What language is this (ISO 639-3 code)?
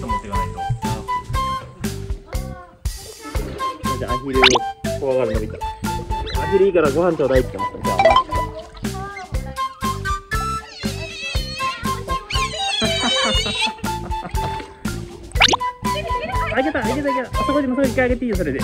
jpn